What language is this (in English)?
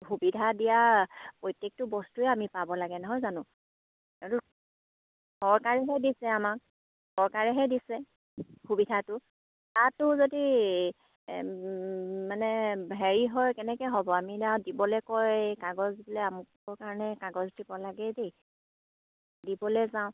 Assamese